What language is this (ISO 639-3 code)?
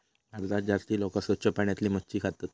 mar